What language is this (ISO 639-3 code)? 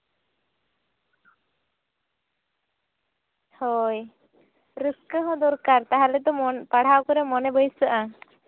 sat